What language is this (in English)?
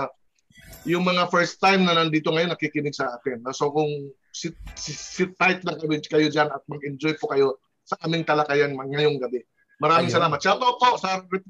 Filipino